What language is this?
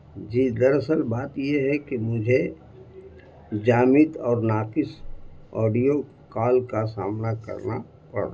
Urdu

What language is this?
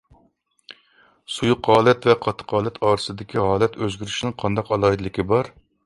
Uyghur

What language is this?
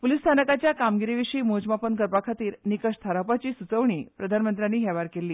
Konkani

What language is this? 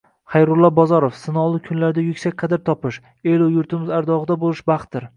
Uzbek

